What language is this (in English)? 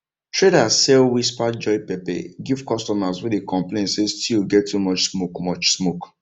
Nigerian Pidgin